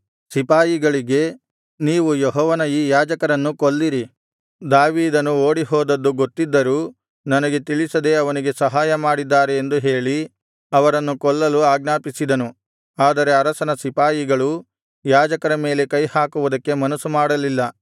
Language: Kannada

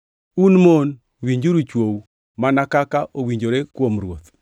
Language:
Luo (Kenya and Tanzania)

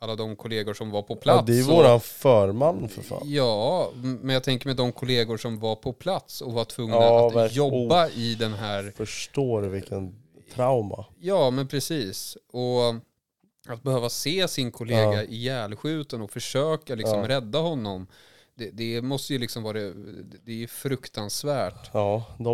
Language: Swedish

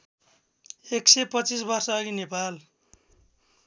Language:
Nepali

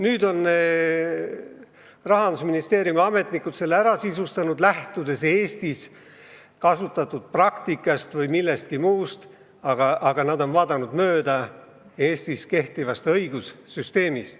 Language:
Estonian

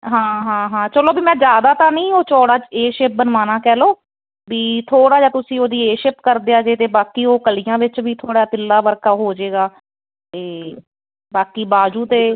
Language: Punjabi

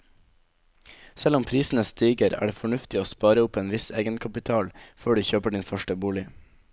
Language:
Norwegian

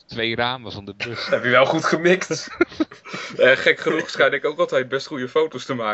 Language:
Dutch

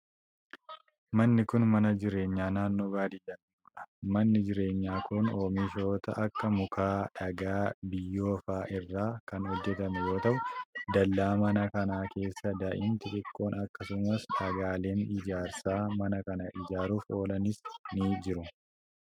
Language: Oromo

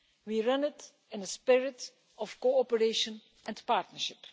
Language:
English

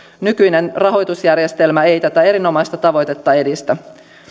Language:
Finnish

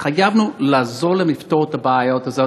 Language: Hebrew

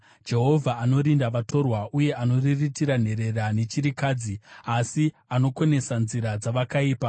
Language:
Shona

